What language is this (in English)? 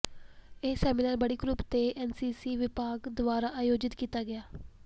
Punjabi